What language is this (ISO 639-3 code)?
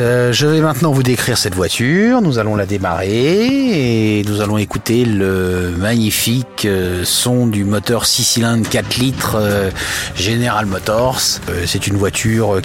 fra